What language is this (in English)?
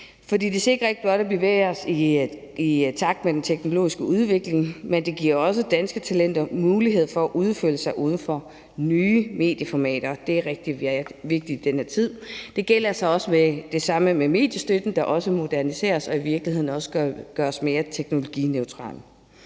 Danish